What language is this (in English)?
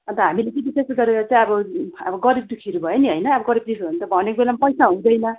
Nepali